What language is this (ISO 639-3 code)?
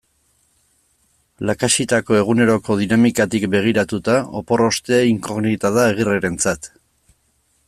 eus